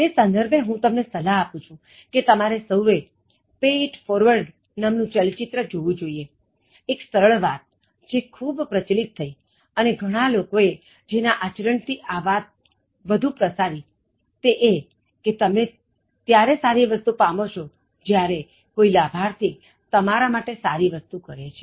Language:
Gujarati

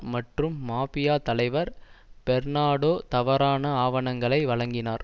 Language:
Tamil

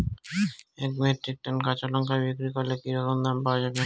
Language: Bangla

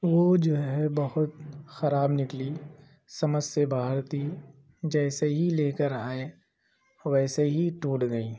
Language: Urdu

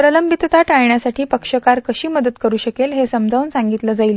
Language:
Marathi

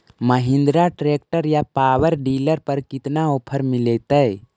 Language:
Magahi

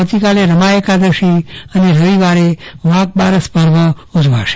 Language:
Gujarati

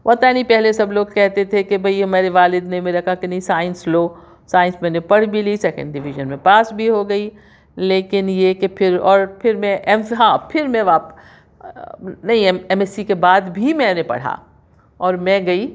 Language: Urdu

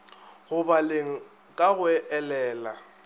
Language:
Northern Sotho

